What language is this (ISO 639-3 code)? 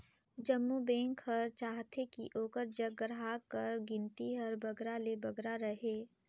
hne